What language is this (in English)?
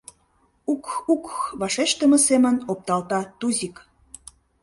Mari